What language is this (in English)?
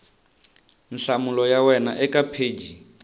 Tsonga